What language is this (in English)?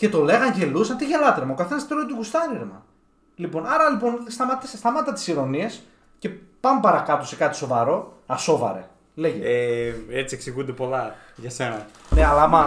Greek